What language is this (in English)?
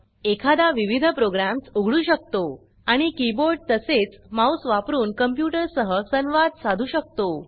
Marathi